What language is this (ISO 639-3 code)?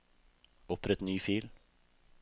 nor